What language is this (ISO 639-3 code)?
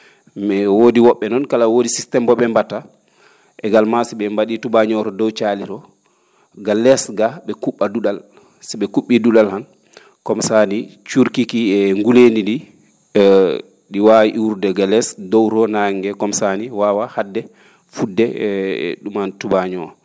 ful